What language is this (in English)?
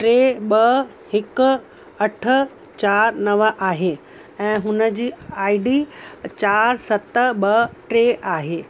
Sindhi